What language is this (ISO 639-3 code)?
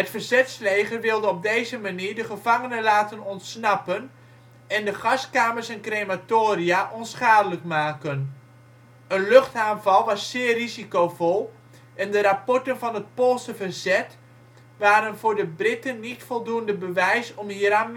nld